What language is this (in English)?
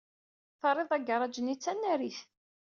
Kabyle